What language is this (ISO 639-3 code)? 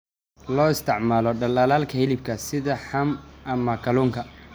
som